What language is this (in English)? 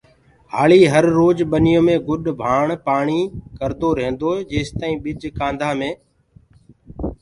Gurgula